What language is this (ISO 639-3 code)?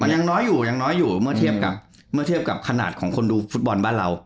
tha